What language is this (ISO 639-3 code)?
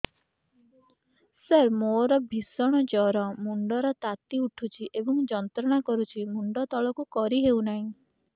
ori